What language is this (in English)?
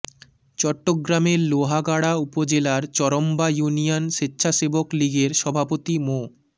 Bangla